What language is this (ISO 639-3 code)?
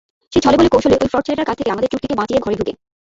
ben